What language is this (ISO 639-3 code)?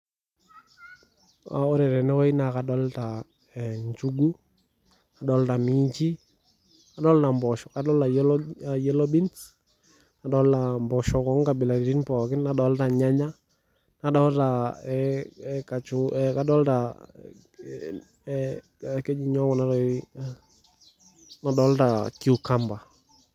mas